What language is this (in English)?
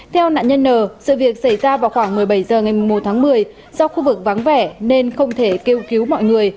Vietnamese